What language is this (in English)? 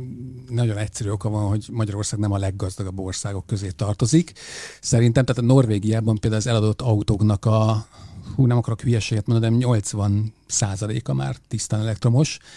Hungarian